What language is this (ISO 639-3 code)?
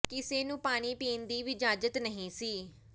pan